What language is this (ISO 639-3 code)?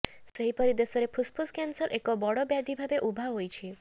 ori